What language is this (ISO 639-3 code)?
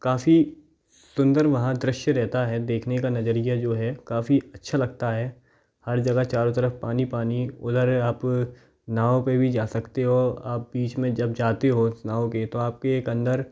hin